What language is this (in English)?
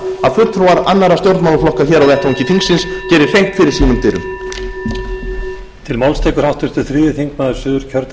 Icelandic